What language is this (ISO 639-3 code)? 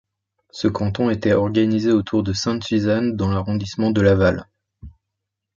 fra